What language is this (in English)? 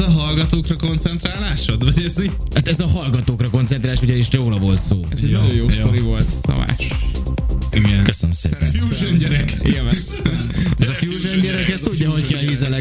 Hungarian